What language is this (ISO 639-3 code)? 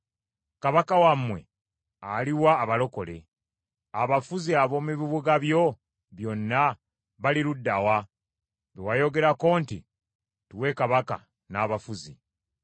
lug